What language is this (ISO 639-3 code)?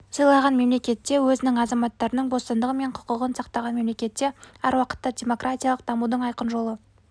kaz